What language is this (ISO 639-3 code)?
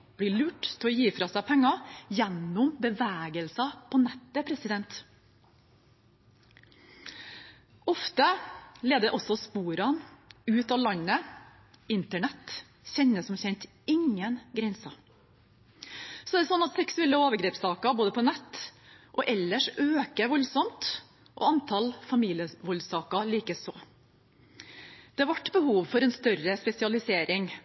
nob